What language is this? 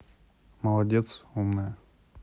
Russian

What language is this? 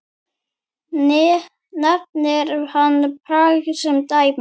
Icelandic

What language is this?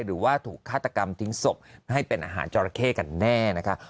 Thai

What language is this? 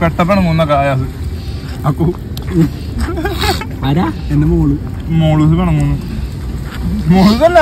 Malayalam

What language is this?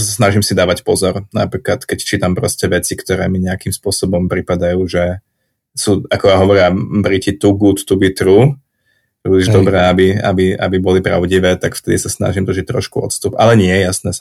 Slovak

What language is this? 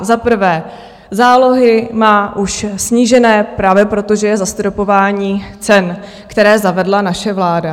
Czech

